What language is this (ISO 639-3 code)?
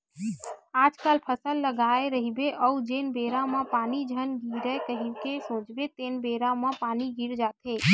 hne